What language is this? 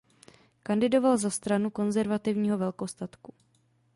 Czech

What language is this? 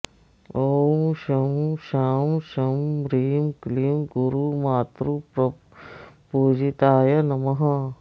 Sanskrit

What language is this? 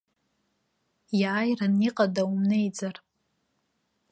Abkhazian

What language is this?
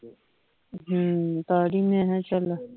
Punjabi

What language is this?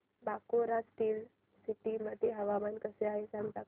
Marathi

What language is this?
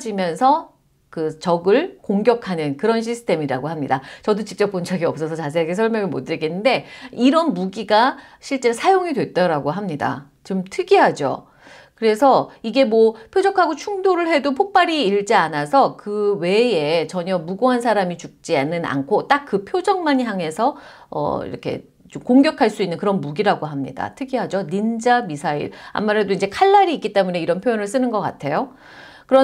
Korean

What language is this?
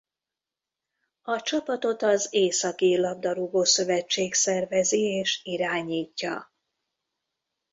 Hungarian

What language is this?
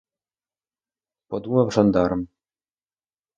Ukrainian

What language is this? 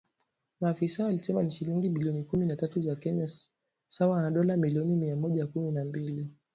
Swahili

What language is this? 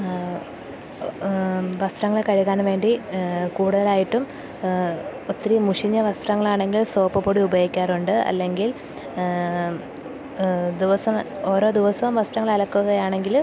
Malayalam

